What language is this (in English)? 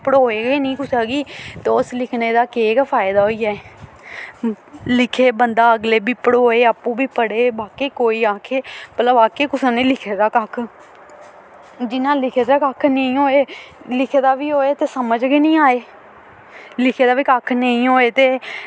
Dogri